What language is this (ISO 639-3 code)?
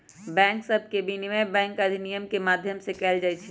mag